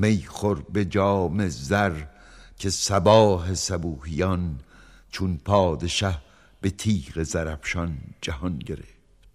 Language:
Persian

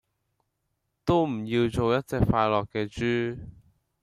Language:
Cantonese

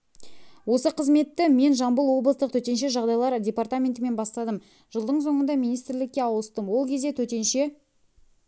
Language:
Kazakh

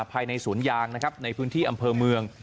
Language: Thai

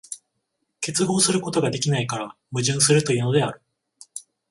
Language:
Japanese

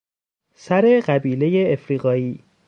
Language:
Persian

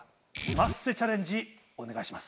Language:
Japanese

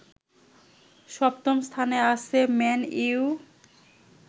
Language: Bangla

